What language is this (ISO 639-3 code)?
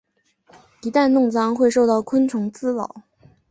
zho